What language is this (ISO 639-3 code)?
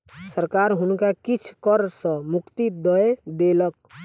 mai